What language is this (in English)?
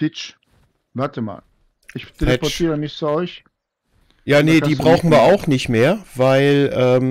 German